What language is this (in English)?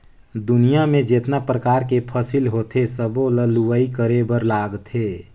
Chhattisgarhi